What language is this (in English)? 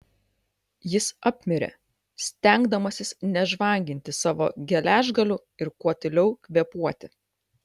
Lithuanian